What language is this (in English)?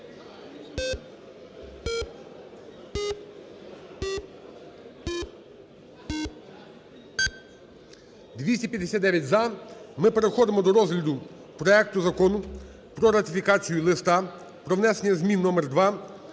Ukrainian